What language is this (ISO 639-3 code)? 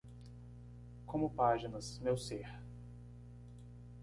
por